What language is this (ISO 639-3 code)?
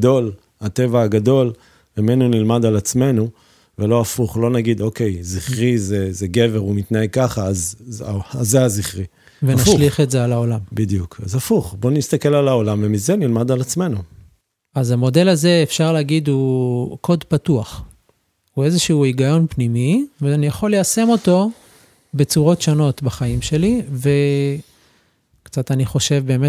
heb